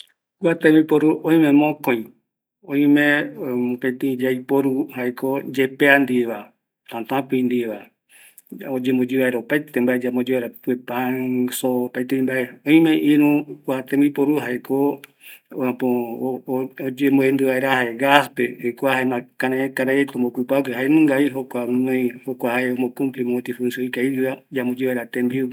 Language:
Eastern Bolivian Guaraní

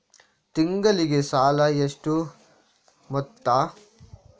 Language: Kannada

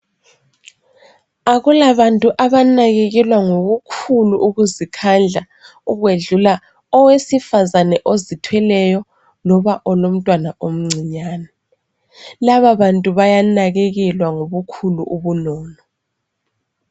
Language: North Ndebele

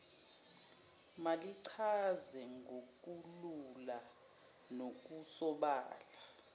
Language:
Zulu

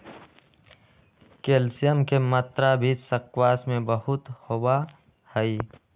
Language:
Magahi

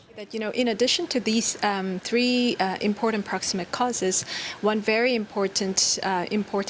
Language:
Indonesian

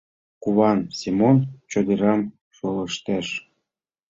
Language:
Mari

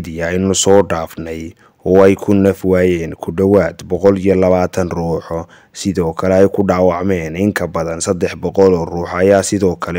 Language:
Arabic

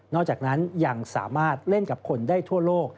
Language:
Thai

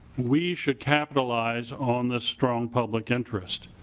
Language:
English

